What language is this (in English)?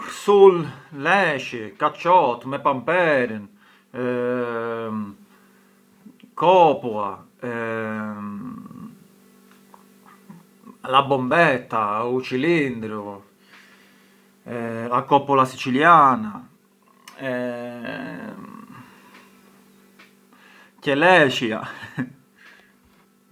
Arbëreshë Albanian